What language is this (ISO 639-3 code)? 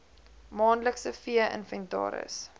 afr